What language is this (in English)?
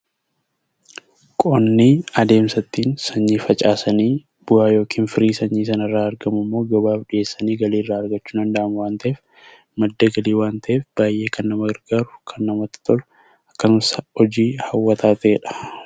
Oromo